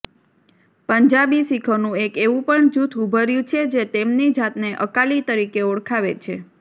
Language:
Gujarati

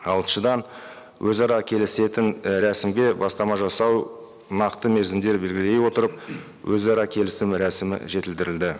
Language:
Kazakh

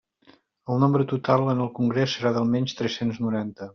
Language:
Catalan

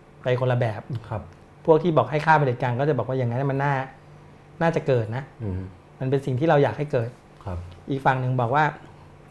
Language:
Thai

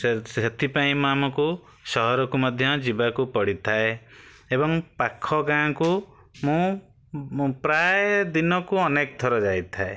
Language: Odia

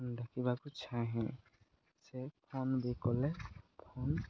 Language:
Odia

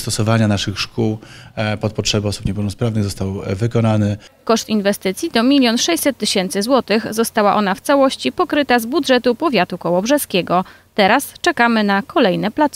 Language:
Polish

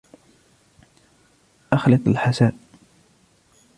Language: Arabic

